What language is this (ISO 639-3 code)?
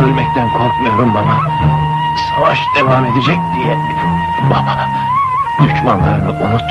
tur